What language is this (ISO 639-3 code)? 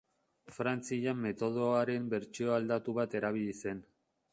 eus